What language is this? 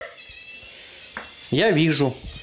Russian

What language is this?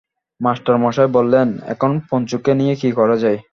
Bangla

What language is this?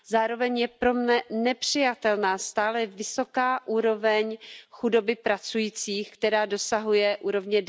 Czech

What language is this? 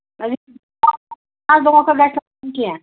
Kashmiri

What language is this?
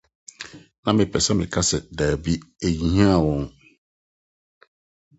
Akan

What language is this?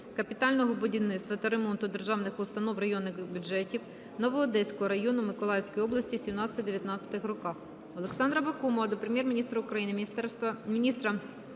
Ukrainian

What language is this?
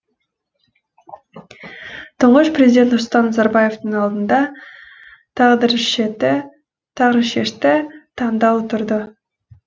Kazakh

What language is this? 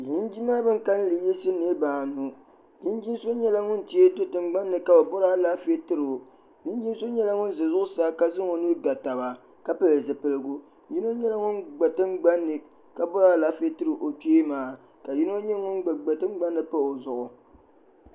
Dagbani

